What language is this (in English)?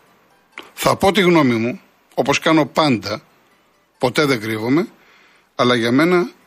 Greek